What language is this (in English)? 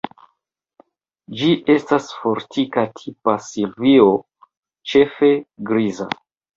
Esperanto